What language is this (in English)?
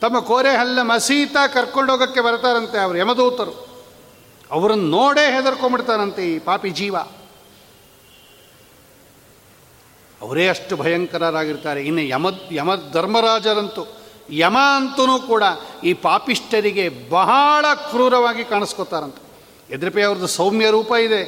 Kannada